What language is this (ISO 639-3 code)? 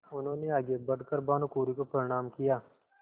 hin